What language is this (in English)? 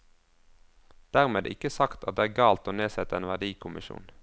Norwegian